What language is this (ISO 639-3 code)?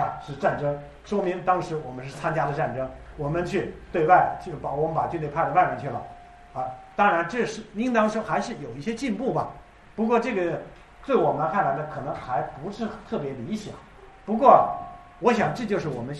zho